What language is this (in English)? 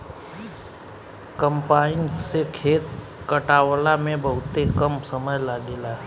Bhojpuri